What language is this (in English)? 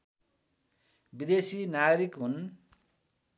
Nepali